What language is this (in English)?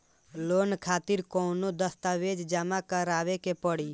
Bhojpuri